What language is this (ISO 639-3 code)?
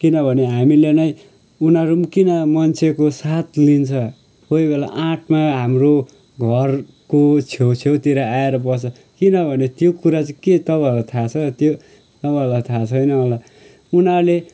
nep